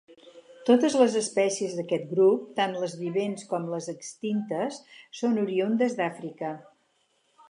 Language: Catalan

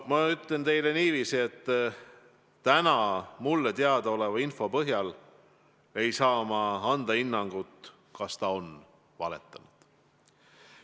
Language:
Estonian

